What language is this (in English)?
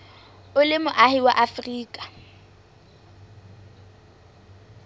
Southern Sotho